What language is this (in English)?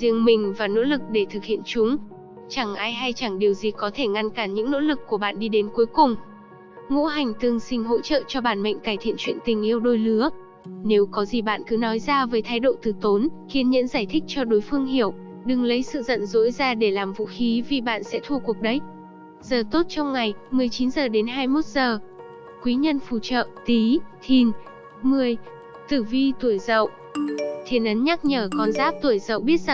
Vietnamese